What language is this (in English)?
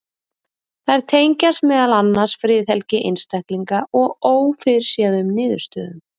Icelandic